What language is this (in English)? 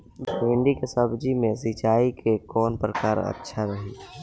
Bhojpuri